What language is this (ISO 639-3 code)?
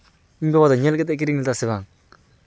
sat